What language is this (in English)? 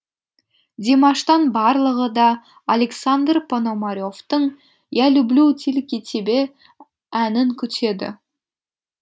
Kazakh